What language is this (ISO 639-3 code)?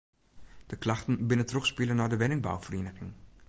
fry